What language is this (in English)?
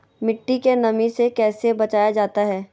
Magahi